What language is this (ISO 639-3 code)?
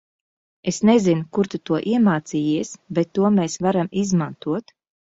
lav